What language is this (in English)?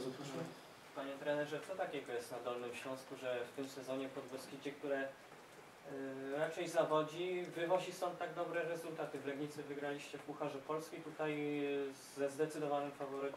Polish